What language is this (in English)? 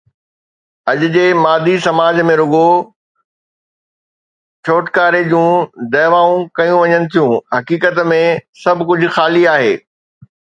Sindhi